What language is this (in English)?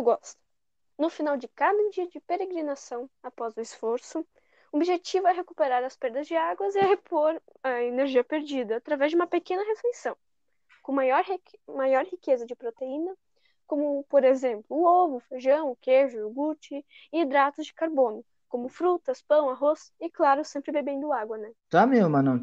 Portuguese